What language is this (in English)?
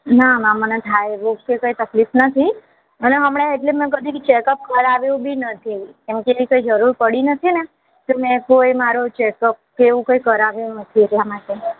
Gujarati